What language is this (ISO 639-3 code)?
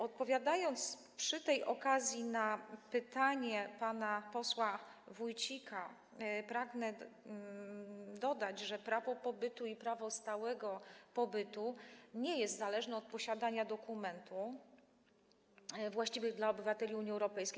pol